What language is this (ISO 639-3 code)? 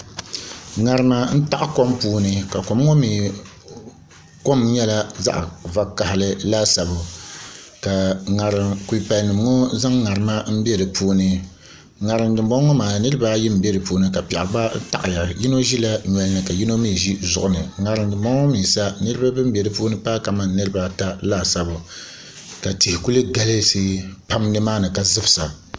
dag